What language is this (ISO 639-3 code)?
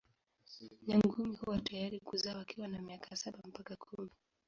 swa